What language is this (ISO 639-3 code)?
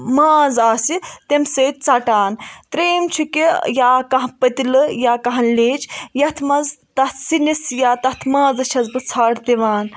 kas